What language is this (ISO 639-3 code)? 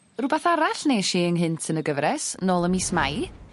cym